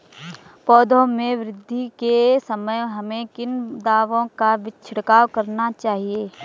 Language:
Hindi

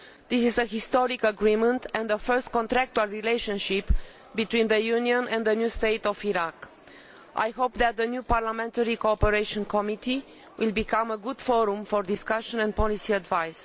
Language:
English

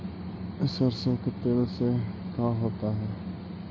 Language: Magahi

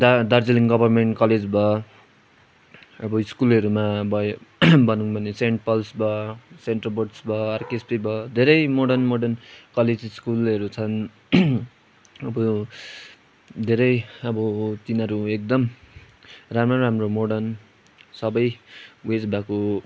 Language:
Nepali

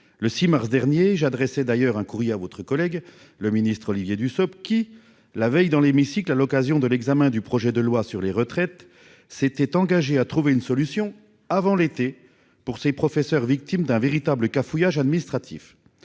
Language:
French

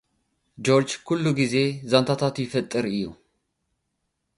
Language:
Tigrinya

